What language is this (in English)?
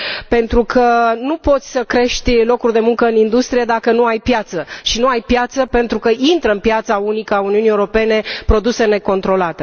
Romanian